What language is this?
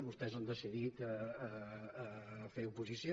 Catalan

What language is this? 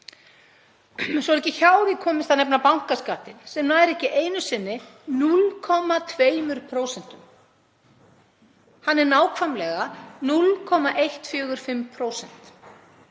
Icelandic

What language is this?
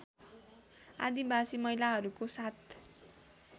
Nepali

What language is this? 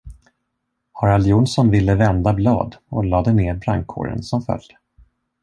Swedish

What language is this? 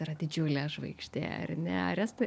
Lithuanian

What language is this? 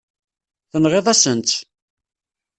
Kabyle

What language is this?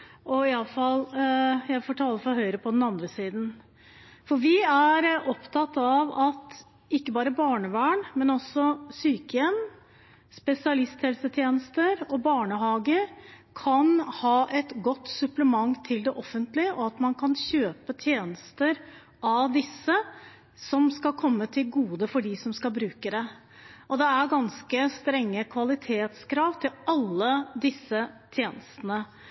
Norwegian Bokmål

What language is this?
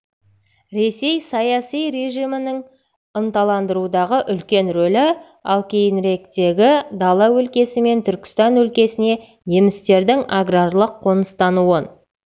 Kazakh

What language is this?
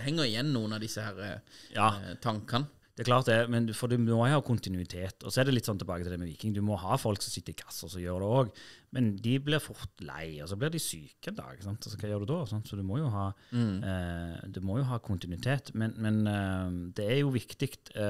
Norwegian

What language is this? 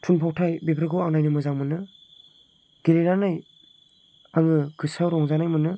Bodo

